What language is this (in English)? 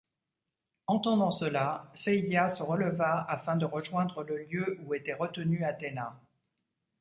French